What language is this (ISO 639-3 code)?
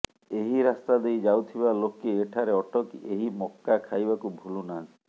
ori